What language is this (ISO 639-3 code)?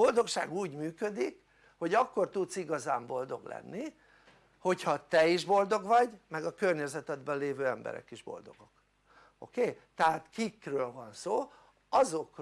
hun